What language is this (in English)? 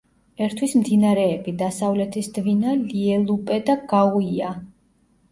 Georgian